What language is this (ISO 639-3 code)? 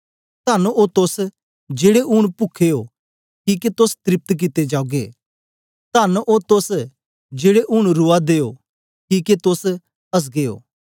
doi